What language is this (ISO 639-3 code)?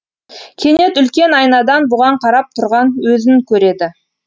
kaz